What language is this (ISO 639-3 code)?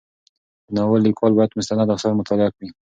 pus